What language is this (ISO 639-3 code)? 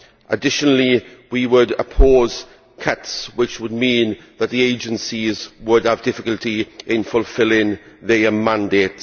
eng